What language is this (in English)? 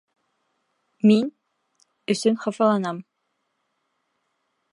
Bashkir